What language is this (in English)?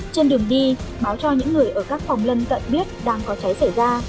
Vietnamese